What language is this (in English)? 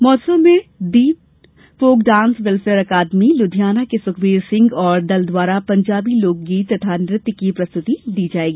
Hindi